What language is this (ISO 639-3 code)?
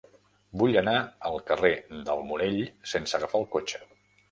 cat